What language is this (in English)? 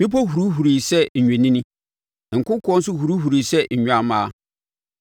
Akan